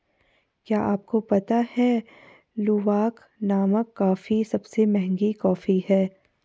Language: Hindi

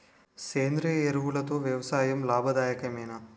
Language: Telugu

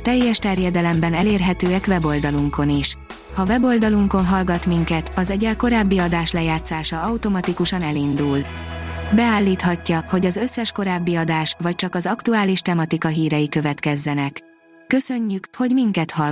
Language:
Hungarian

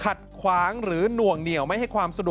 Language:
Thai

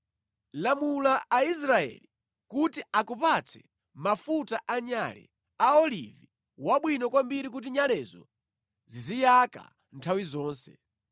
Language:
Nyanja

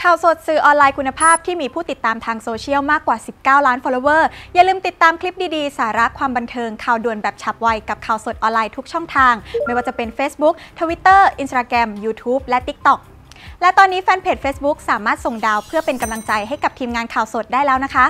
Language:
Thai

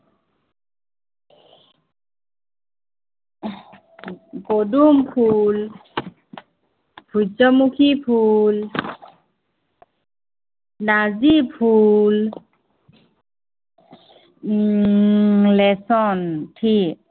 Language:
Assamese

